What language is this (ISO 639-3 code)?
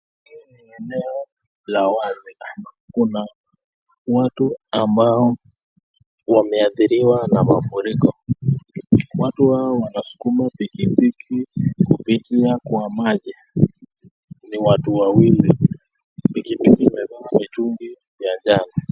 swa